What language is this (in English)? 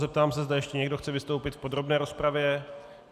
Czech